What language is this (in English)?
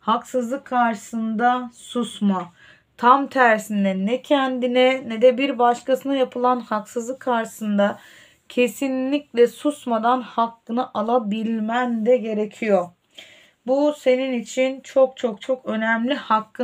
Turkish